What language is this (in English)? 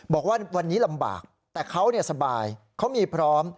Thai